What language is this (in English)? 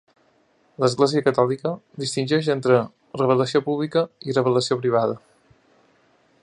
Catalan